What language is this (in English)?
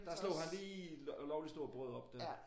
Danish